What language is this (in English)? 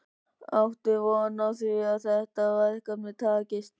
Icelandic